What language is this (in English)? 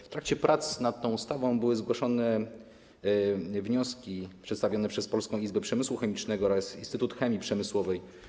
Polish